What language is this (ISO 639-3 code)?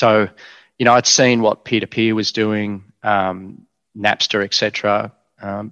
eng